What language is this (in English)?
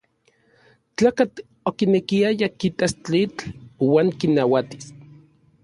Orizaba Nahuatl